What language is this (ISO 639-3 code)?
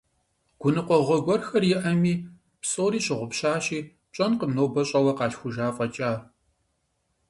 kbd